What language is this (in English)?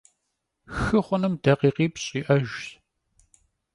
Kabardian